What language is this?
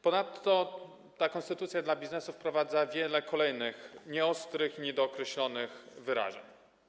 Polish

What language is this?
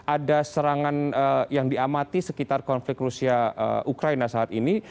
Indonesian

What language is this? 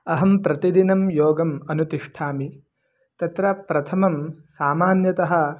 Sanskrit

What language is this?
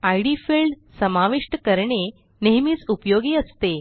Marathi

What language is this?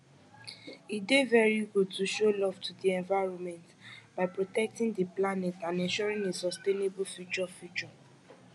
Nigerian Pidgin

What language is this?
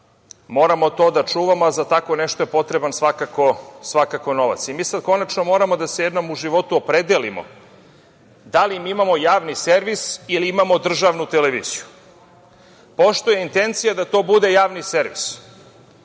Serbian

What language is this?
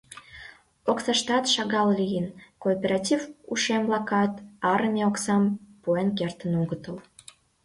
Mari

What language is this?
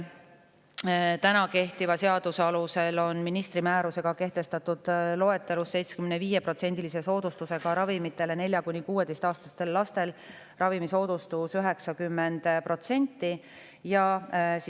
Estonian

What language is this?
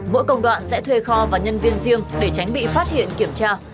Vietnamese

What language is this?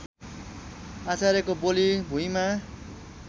Nepali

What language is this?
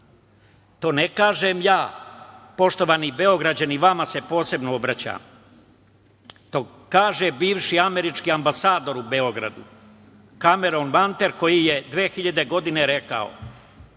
Serbian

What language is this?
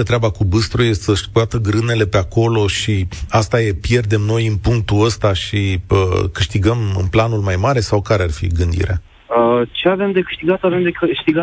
Romanian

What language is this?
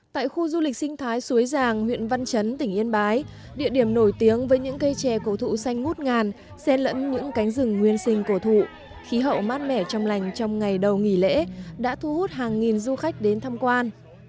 Vietnamese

